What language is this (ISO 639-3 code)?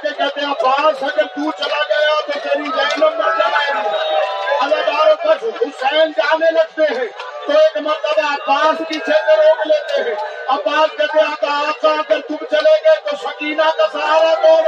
urd